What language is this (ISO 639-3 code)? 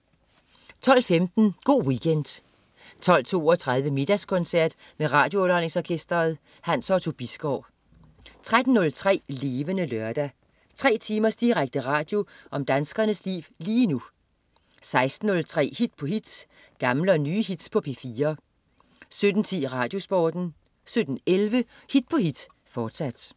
dan